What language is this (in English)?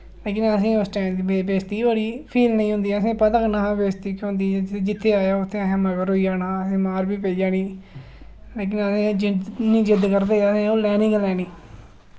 Dogri